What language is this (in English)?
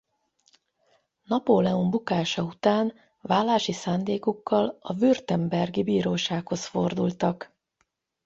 Hungarian